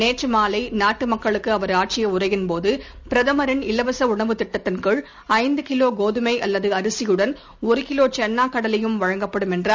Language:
Tamil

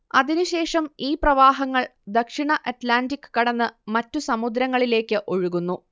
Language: Malayalam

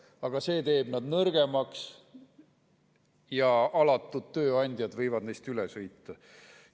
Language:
Estonian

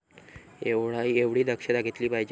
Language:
Marathi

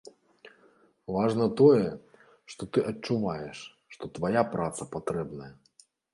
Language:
Belarusian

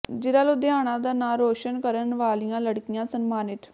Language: Punjabi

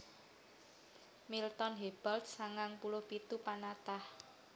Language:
Javanese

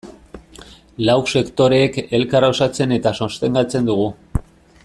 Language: Basque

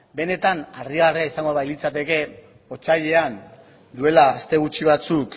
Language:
Basque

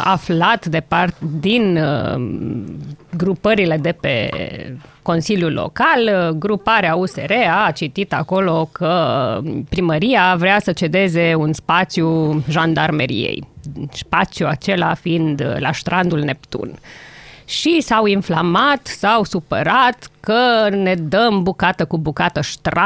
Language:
Romanian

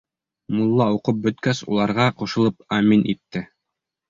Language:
Bashkir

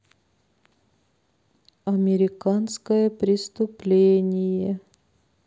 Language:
Russian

